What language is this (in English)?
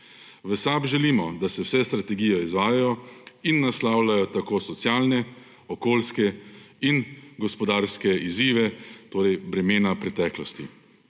Slovenian